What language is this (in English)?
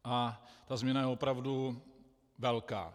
Czech